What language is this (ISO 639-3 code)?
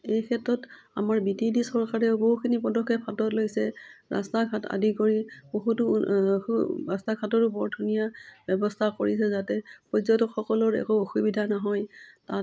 asm